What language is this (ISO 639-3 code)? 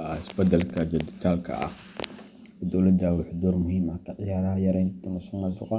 som